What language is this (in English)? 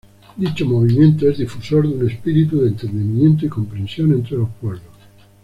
Spanish